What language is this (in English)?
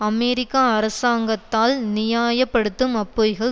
Tamil